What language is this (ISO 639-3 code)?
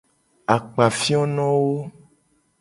gej